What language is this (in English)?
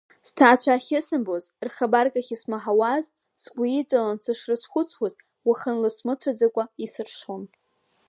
Abkhazian